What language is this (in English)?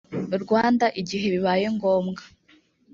Kinyarwanda